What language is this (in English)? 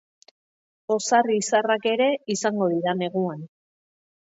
Basque